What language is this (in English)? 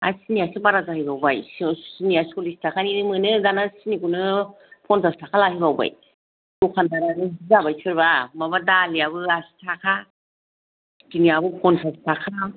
Bodo